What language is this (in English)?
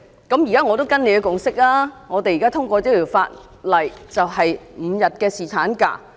Cantonese